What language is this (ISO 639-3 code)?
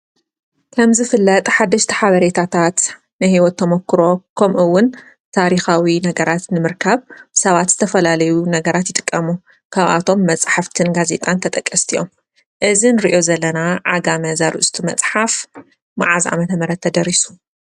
tir